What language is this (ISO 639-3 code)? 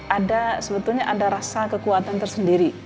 ind